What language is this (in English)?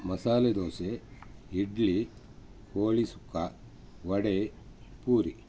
Kannada